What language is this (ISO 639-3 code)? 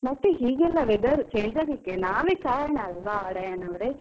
kan